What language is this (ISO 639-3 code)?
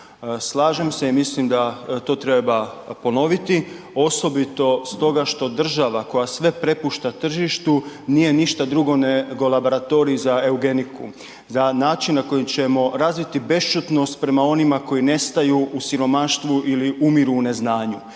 hrv